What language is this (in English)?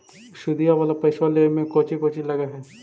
Magahi